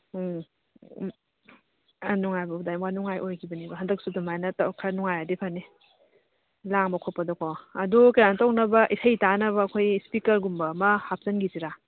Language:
Manipuri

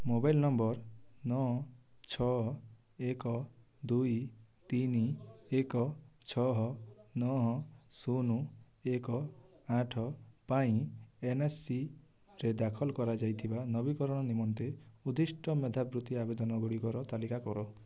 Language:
Odia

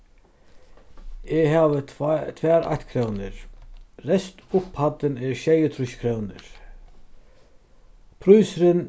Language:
Faroese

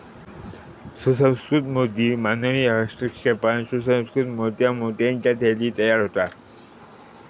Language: Marathi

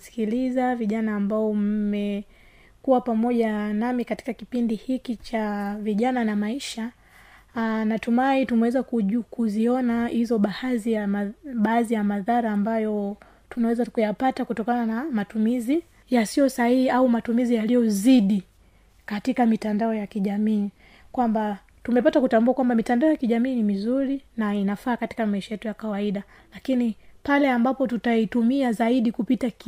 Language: Swahili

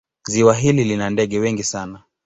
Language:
Swahili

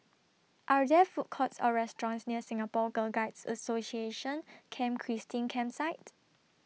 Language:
English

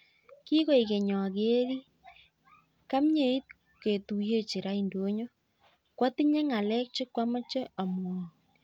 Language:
Kalenjin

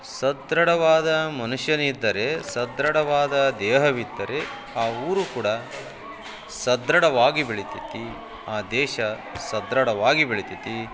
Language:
Kannada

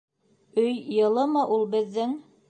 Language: Bashkir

